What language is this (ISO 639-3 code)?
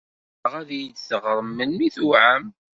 kab